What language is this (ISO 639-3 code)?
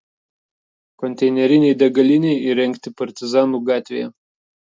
lit